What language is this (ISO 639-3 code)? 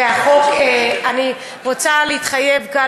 heb